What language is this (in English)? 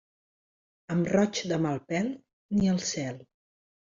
Catalan